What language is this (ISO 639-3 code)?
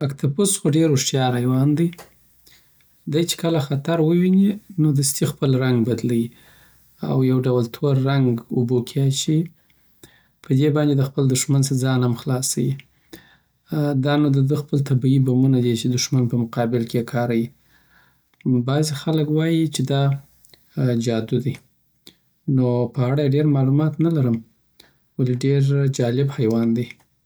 pbt